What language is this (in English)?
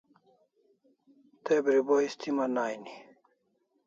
Kalasha